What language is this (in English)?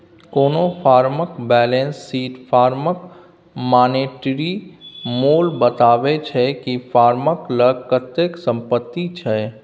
Maithili